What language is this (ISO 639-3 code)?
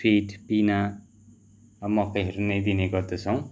nep